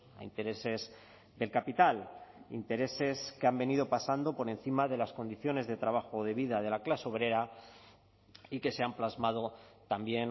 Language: Spanish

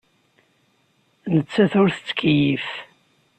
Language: Kabyle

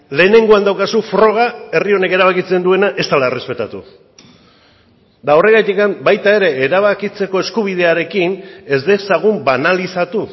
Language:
Basque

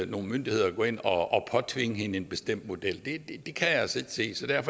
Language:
Danish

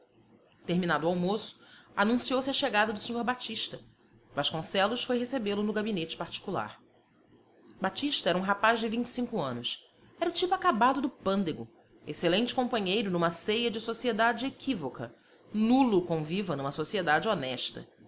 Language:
Portuguese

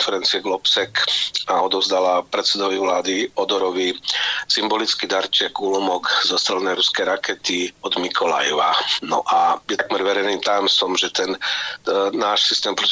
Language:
Slovak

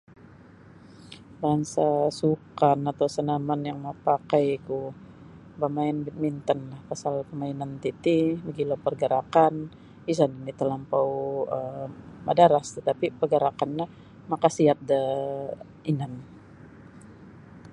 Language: Sabah Bisaya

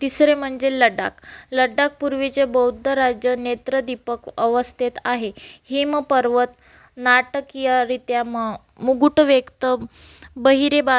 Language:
Marathi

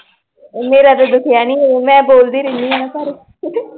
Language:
Punjabi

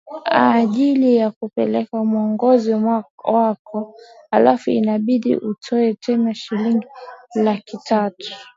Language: Swahili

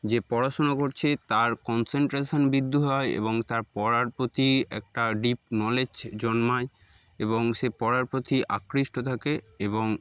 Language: Bangla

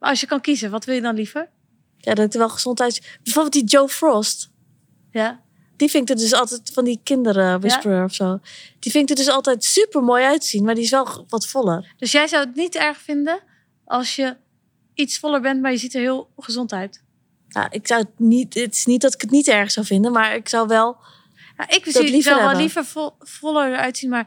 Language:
Dutch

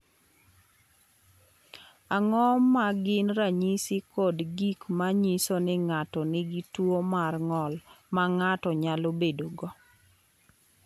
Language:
Luo (Kenya and Tanzania)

